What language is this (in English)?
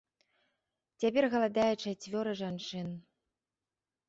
Belarusian